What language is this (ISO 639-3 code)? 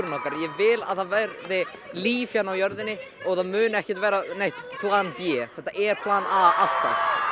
isl